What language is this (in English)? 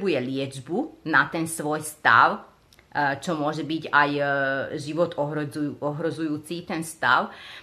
Slovak